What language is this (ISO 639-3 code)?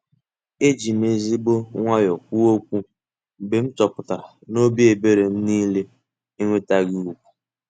ibo